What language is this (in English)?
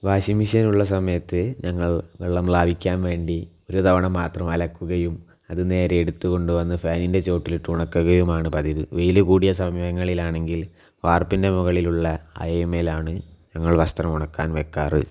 Malayalam